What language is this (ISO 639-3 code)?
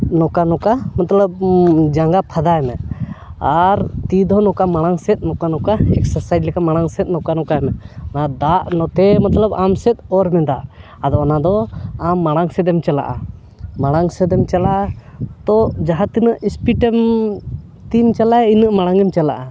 sat